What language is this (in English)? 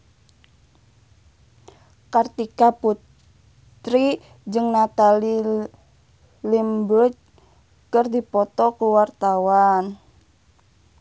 Sundanese